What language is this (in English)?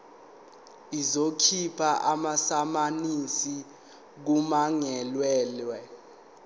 Zulu